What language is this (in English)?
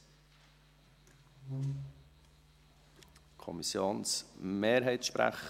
Swiss German